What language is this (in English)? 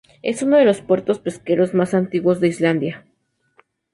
Spanish